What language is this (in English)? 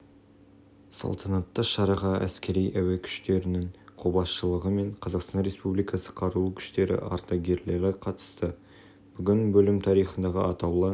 Kazakh